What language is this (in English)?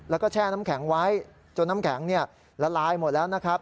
Thai